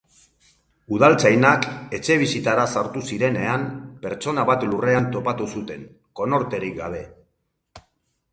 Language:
Basque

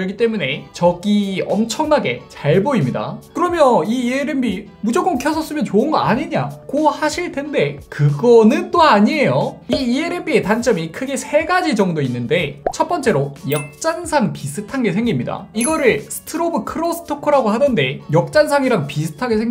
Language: Korean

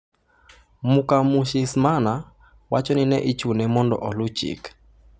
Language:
Luo (Kenya and Tanzania)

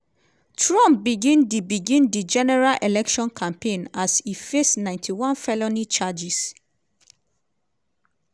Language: Nigerian Pidgin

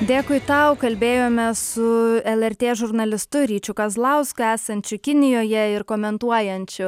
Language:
Lithuanian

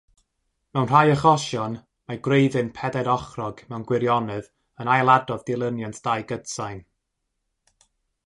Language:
Welsh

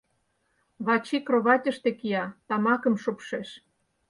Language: Mari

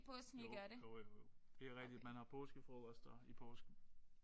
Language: Danish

